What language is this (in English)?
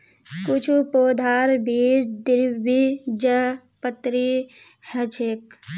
Magahi